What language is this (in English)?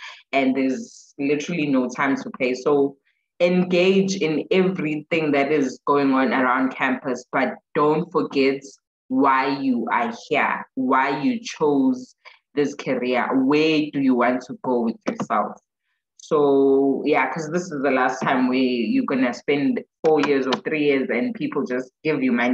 English